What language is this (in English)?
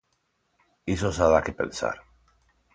Galician